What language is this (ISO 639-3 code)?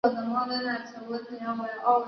zho